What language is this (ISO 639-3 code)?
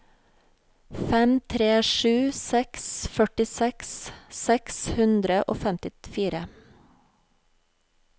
nor